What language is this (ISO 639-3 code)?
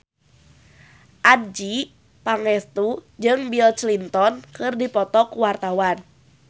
sun